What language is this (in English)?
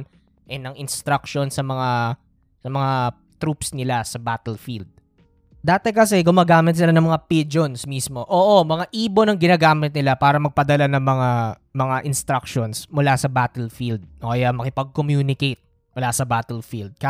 Filipino